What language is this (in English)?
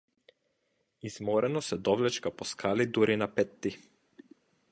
Macedonian